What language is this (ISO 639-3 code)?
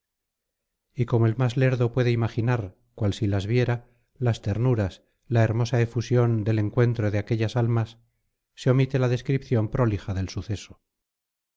spa